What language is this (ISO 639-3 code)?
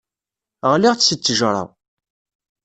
kab